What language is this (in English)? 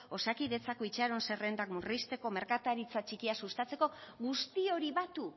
Basque